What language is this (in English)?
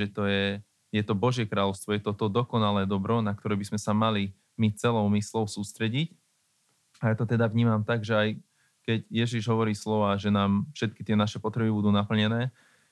Slovak